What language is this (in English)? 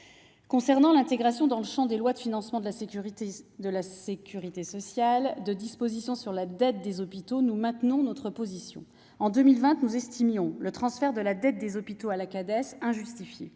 French